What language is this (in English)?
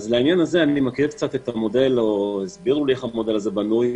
Hebrew